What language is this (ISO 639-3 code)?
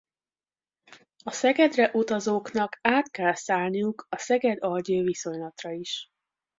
hun